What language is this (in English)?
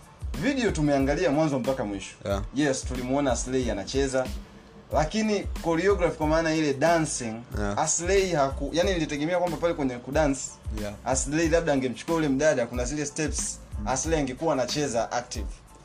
Swahili